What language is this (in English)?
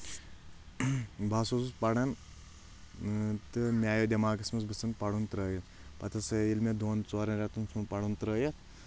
Kashmiri